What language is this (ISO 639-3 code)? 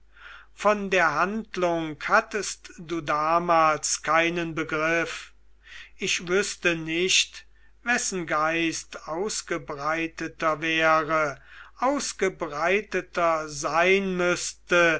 deu